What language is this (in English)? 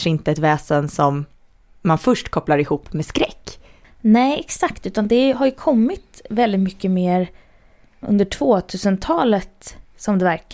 Swedish